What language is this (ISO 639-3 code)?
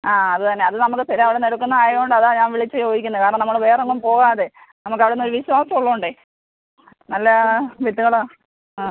mal